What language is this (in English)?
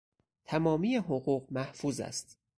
Persian